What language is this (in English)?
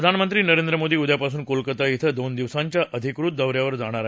Marathi